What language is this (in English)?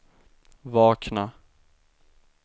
Swedish